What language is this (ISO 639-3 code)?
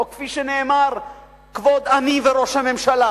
heb